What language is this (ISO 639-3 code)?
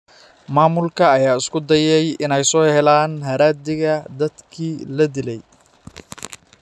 som